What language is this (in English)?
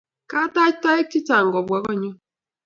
Kalenjin